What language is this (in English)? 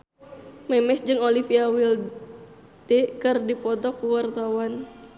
Sundanese